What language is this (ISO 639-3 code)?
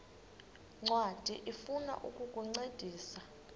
xho